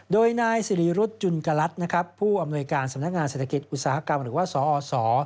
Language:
Thai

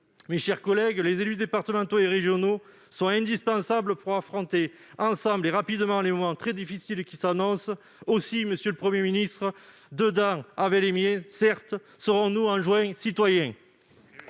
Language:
French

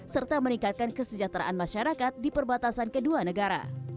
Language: Indonesian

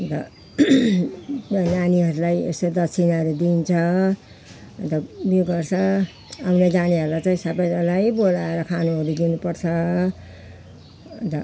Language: Nepali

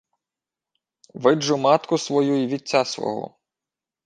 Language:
Ukrainian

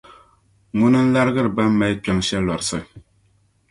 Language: Dagbani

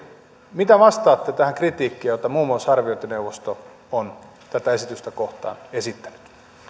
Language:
Finnish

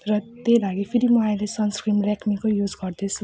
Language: Nepali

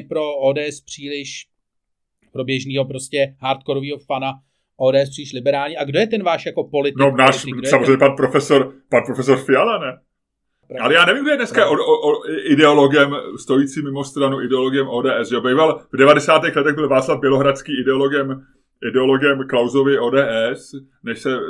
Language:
Czech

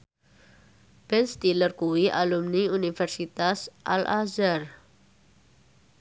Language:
Javanese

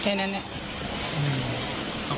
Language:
Thai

